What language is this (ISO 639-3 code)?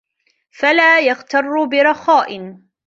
ara